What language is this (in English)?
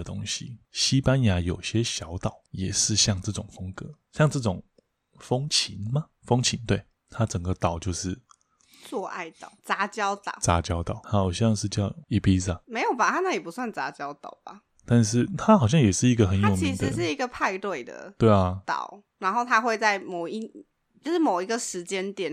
Chinese